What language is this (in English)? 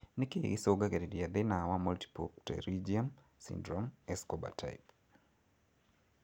Kikuyu